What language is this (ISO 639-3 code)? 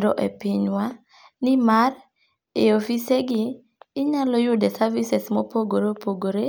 luo